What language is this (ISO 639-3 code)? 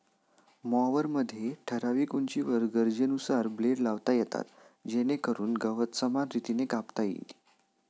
mar